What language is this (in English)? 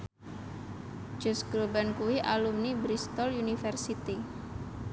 Javanese